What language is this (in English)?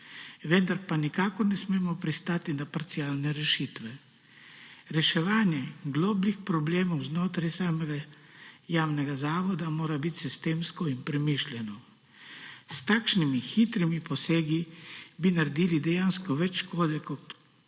Slovenian